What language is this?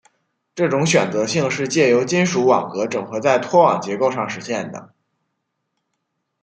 Chinese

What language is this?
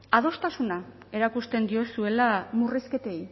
Basque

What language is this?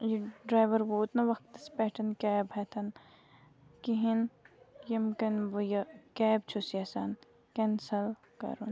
Kashmiri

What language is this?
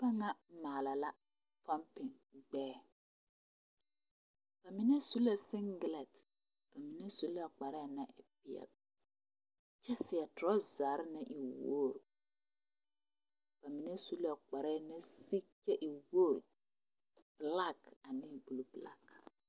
Southern Dagaare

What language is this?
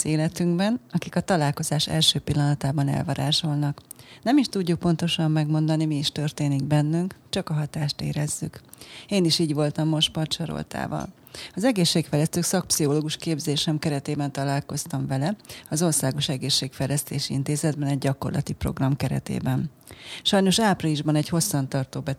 Hungarian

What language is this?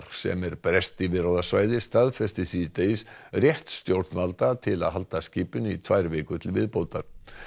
Icelandic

